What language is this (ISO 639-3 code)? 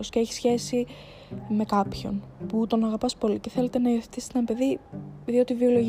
ell